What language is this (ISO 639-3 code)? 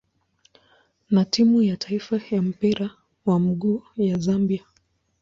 swa